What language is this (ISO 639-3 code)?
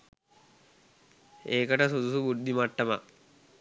sin